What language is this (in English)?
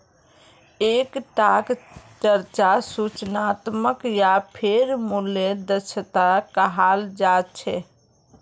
Magahi